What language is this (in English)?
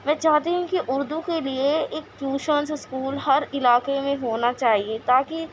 Urdu